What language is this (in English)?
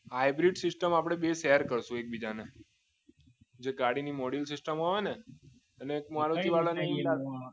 Gujarati